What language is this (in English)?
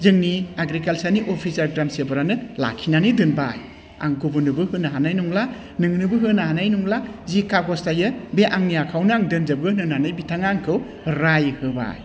Bodo